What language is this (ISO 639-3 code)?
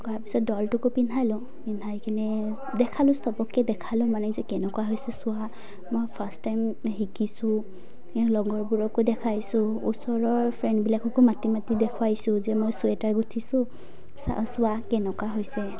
asm